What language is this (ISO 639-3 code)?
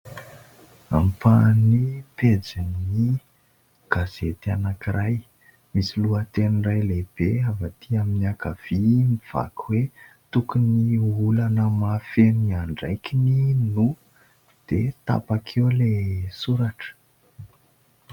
mlg